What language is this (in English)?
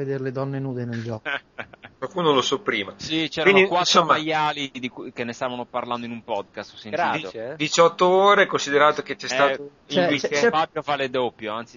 Italian